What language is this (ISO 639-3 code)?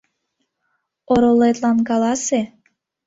chm